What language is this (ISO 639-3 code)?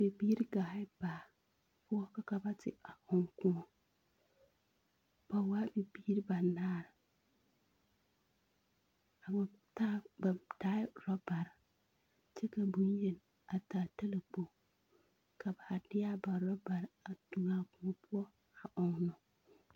dga